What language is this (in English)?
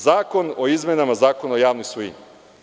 Serbian